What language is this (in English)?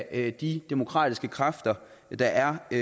Danish